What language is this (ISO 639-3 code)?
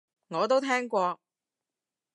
yue